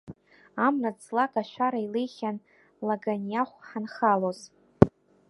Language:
Abkhazian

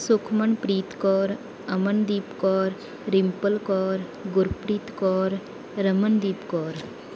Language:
Punjabi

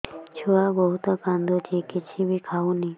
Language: Odia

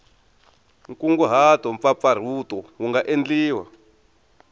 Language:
Tsonga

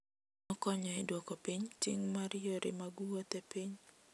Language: Luo (Kenya and Tanzania)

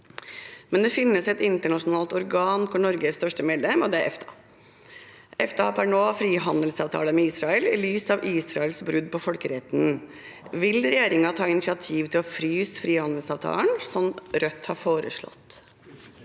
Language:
Norwegian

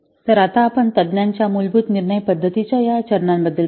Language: Marathi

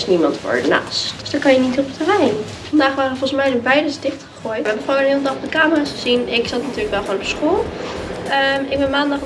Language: Dutch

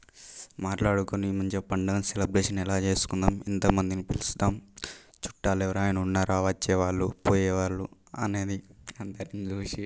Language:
Telugu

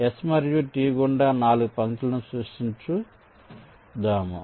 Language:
Telugu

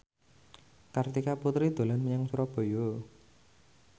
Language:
Javanese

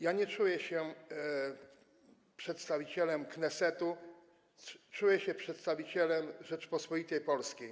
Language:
Polish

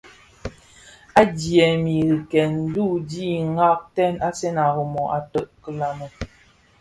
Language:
Bafia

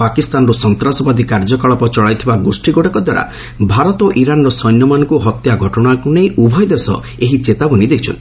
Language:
Odia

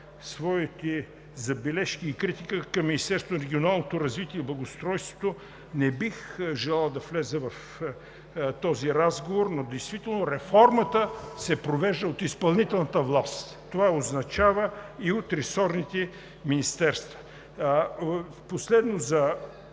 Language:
Bulgarian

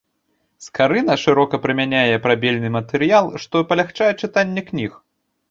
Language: Belarusian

